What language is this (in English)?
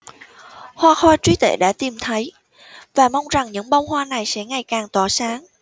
Vietnamese